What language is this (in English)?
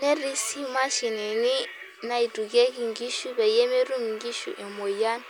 Masai